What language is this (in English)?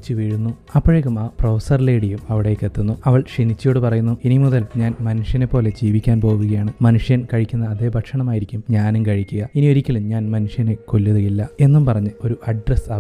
Malayalam